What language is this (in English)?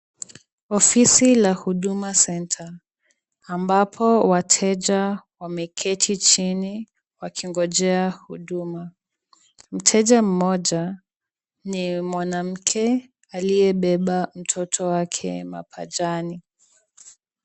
Swahili